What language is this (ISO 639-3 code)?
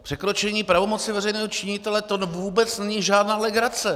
ces